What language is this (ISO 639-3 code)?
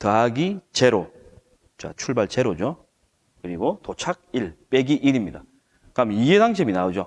kor